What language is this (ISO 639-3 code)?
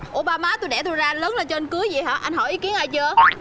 vie